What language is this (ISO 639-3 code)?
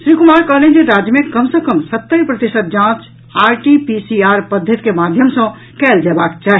mai